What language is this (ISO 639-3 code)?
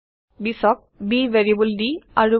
asm